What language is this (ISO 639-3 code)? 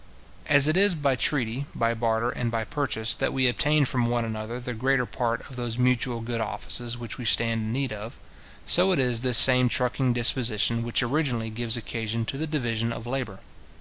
eng